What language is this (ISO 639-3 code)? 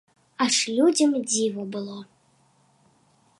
bel